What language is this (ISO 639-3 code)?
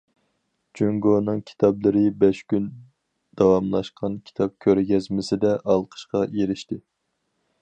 uig